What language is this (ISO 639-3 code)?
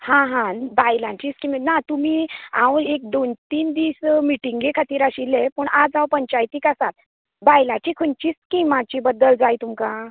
kok